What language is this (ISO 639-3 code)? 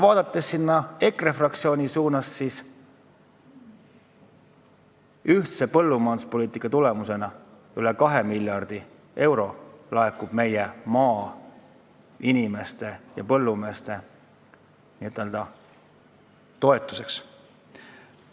est